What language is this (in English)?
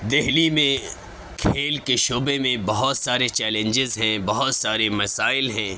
Urdu